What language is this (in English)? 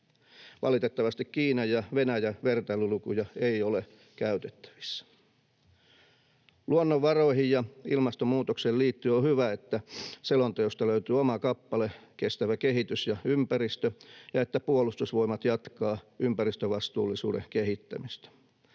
Finnish